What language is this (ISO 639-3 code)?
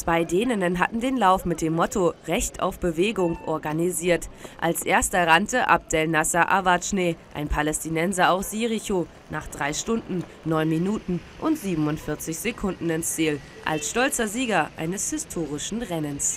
deu